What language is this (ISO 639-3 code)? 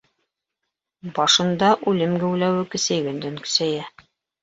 bak